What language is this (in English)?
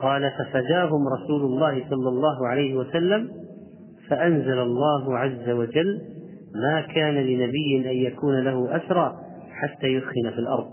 Arabic